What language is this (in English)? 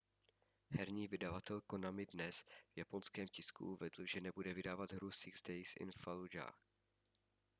Czech